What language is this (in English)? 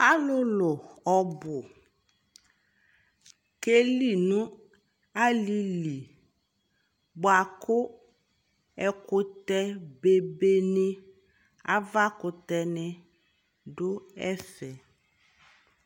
Ikposo